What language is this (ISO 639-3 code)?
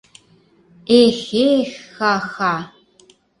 chm